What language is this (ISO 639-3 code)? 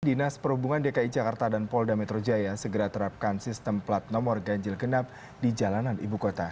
ind